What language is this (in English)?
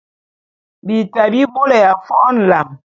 Bulu